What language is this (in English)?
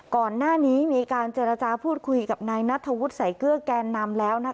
Thai